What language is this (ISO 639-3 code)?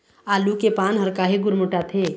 hne